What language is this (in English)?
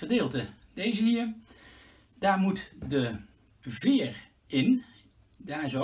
Dutch